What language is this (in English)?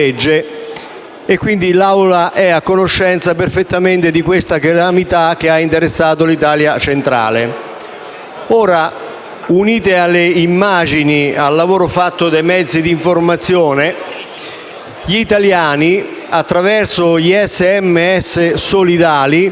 Italian